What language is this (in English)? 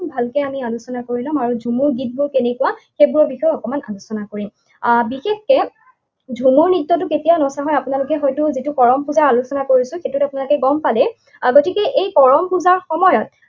Assamese